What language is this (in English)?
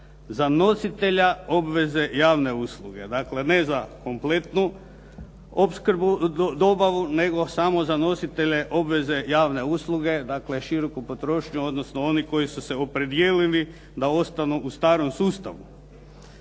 Croatian